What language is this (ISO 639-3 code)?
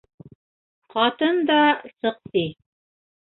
bak